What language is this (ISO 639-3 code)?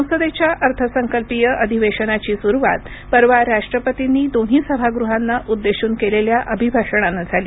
mar